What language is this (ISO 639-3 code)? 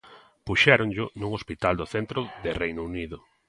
glg